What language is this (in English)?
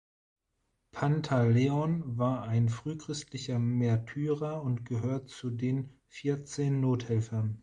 German